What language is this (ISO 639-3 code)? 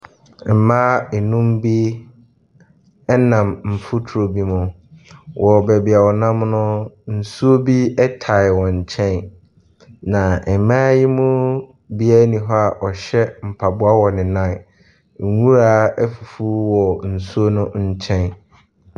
aka